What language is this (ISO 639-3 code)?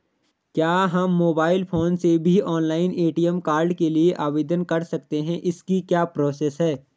hin